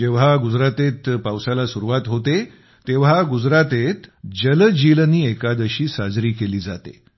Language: Marathi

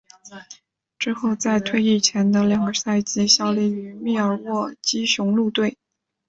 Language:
Chinese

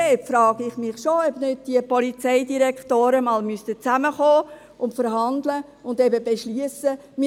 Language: Swiss German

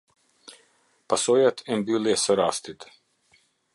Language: Albanian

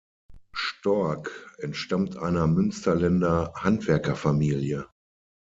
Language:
German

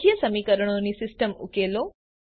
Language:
Gujarati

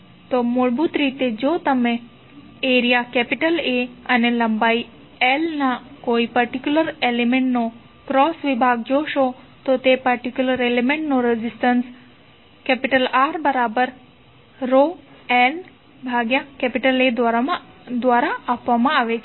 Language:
Gujarati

